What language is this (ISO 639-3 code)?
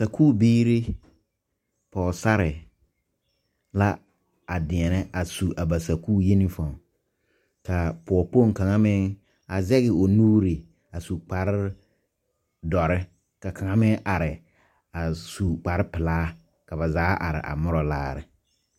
dga